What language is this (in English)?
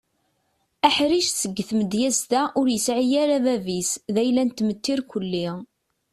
Kabyle